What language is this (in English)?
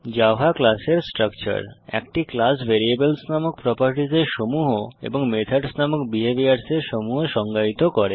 Bangla